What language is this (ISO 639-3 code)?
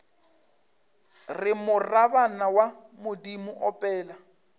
nso